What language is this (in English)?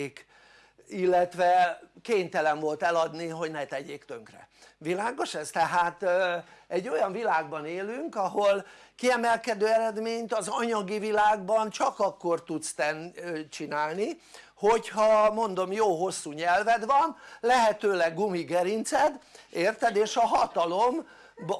Hungarian